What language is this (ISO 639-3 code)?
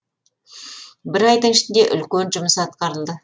kaz